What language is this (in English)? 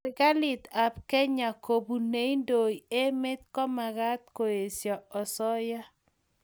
Kalenjin